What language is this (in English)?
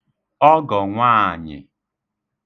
Igbo